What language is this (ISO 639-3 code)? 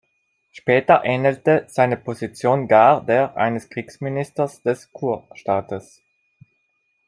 deu